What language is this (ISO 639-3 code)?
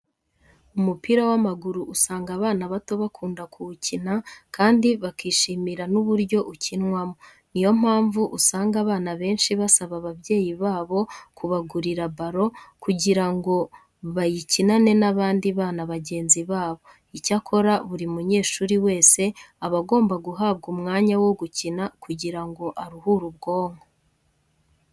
kin